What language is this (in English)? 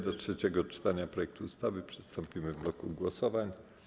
Polish